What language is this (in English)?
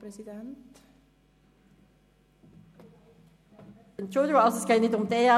Swiss German